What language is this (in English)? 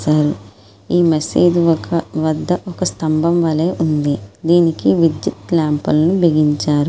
Telugu